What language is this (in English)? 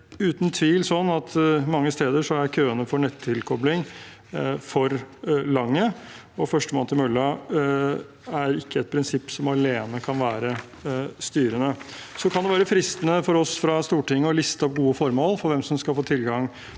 Norwegian